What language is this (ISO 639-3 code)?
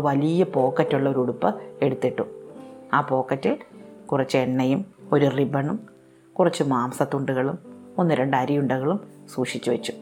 mal